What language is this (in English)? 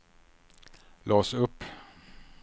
Swedish